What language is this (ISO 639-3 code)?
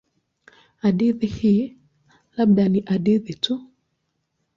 swa